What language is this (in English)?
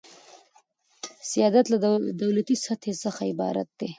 Pashto